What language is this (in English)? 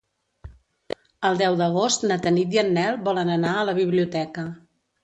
Catalan